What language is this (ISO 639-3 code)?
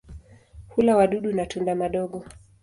swa